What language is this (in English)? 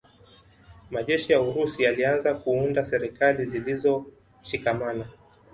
Swahili